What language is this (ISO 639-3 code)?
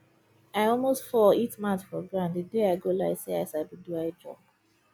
pcm